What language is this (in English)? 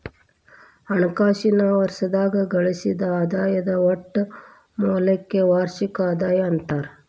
Kannada